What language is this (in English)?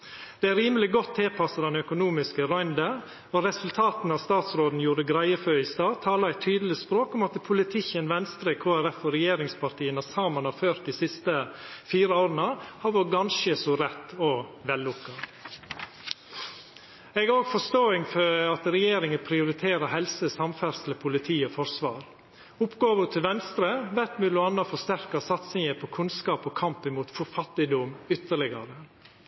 Norwegian Nynorsk